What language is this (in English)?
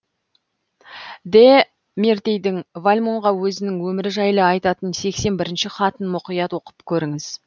Kazakh